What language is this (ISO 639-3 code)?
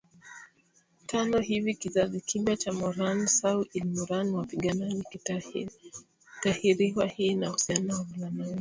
swa